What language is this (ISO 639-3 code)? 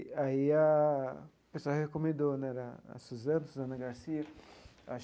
por